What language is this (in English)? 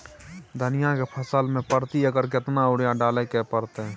Maithili